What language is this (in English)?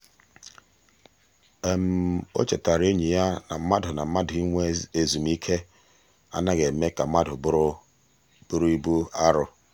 Igbo